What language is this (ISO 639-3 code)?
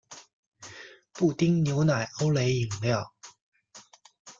zho